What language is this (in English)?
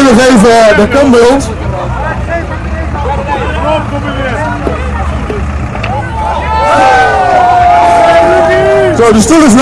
Dutch